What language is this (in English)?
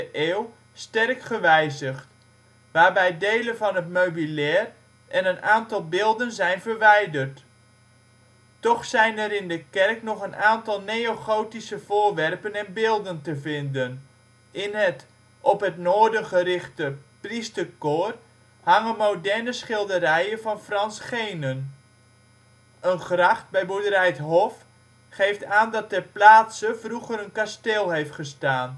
Dutch